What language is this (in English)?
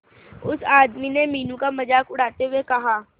Hindi